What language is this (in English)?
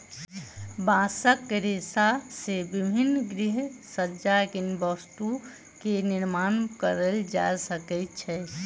Maithili